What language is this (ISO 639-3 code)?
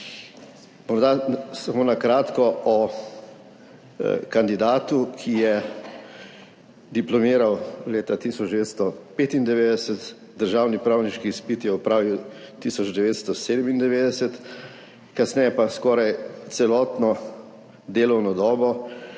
slv